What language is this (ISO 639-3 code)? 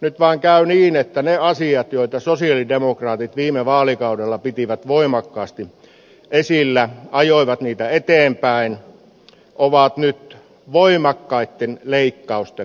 fin